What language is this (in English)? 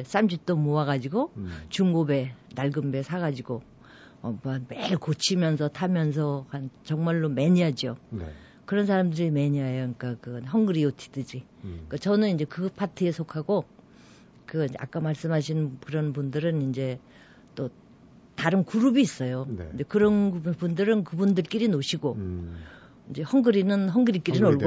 Korean